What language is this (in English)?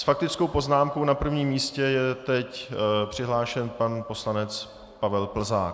Czech